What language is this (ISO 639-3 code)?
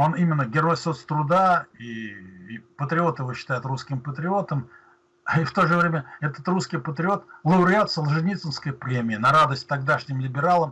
rus